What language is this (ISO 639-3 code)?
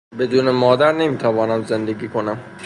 fas